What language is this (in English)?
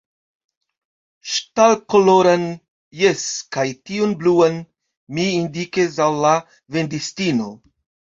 Esperanto